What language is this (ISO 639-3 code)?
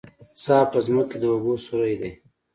pus